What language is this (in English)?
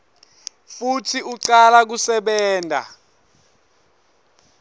Swati